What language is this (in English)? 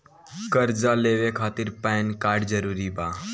Bhojpuri